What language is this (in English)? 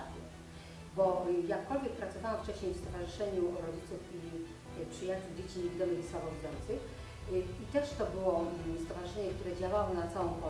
Polish